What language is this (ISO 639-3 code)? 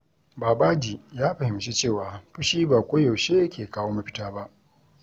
hau